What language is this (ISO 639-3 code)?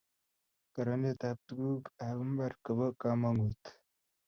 kln